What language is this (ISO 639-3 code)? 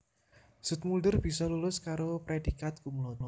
jav